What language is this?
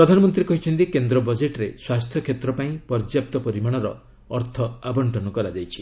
Odia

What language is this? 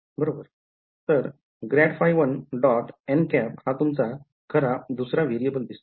Marathi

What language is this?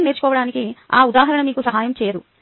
Telugu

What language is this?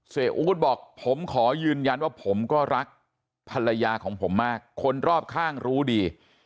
Thai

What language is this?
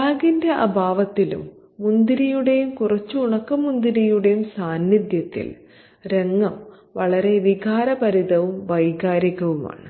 Malayalam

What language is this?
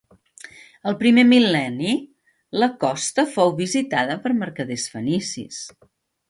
Catalan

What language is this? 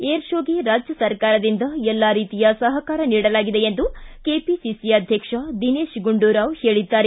Kannada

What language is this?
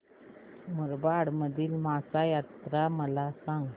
Marathi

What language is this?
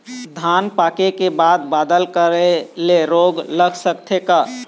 Chhattisgarhi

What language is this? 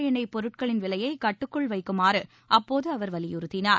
Tamil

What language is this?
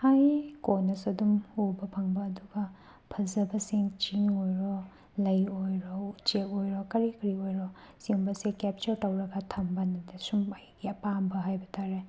Manipuri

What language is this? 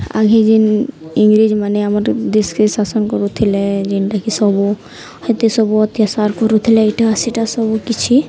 Odia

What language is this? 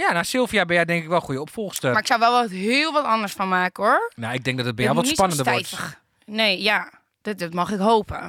Dutch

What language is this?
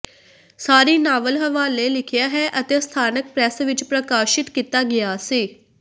Punjabi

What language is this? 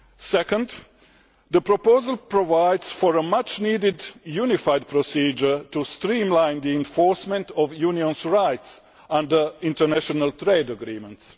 English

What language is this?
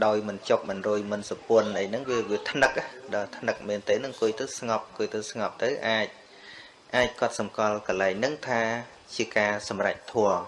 Vietnamese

